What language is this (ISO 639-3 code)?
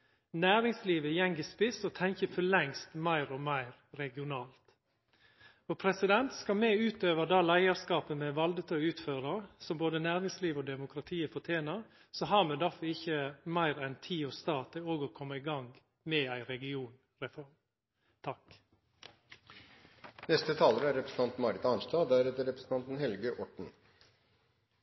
nor